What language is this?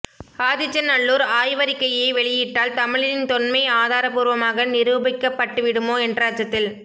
Tamil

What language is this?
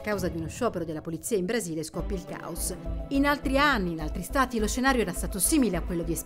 Italian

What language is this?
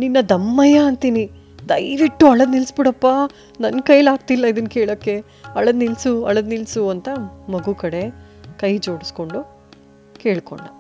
Kannada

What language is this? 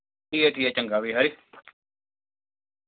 Dogri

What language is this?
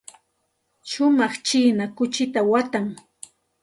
Santa Ana de Tusi Pasco Quechua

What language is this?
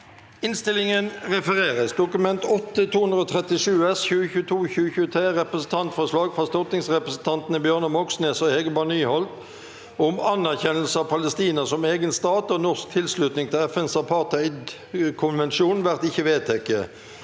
Norwegian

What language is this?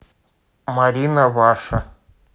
Russian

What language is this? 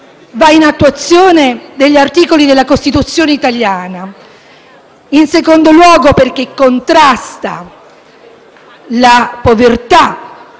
Italian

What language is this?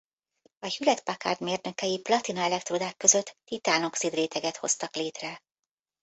Hungarian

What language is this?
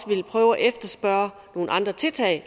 Danish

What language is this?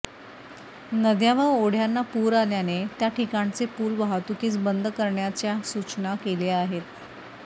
Marathi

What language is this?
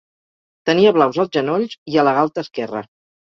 Catalan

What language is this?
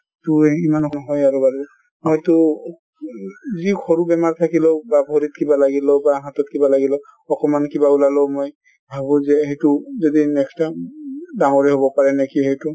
Assamese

